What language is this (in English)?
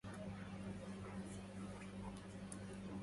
Arabic